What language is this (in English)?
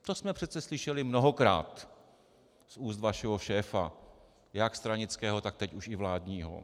Czech